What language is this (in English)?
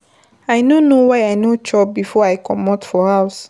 Nigerian Pidgin